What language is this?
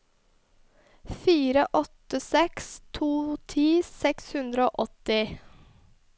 Norwegian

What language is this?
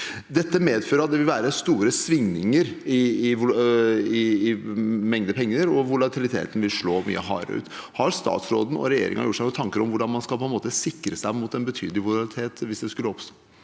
Norwegian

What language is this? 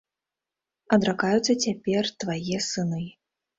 Belarusian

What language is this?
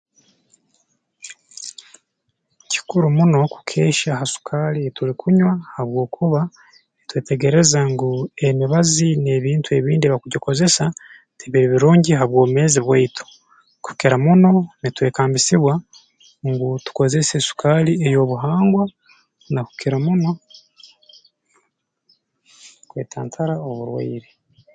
Tooro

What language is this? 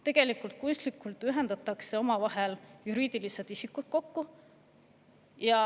Estonian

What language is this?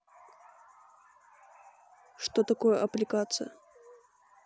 Russian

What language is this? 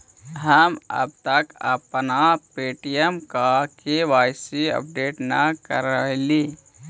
Magahi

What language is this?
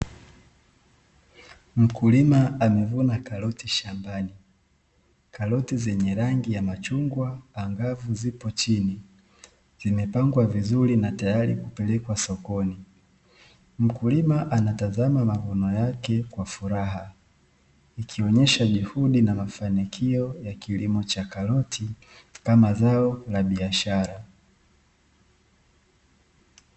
Swahili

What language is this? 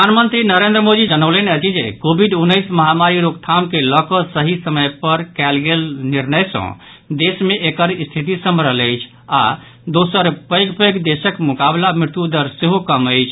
Maithili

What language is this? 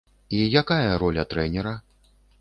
Belarusian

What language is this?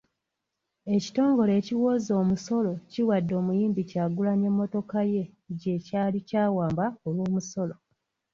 Ganda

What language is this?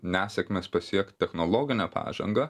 Lithuanian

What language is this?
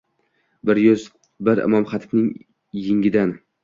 Uzbek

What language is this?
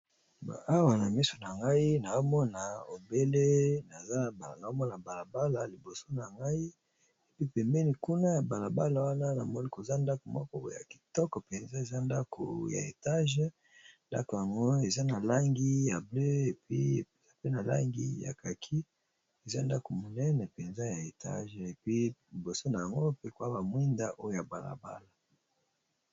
Lingala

